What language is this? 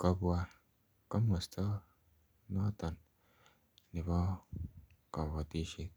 Kalenjin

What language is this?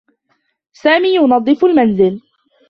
Arabic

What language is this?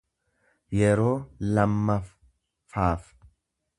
Oromo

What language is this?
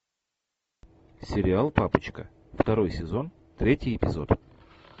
Russian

